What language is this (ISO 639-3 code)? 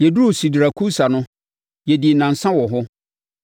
aka